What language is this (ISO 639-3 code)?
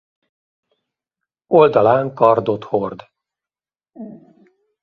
hun